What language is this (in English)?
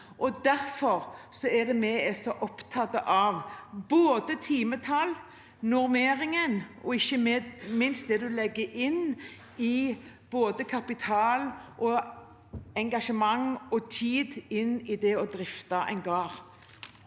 Norwegian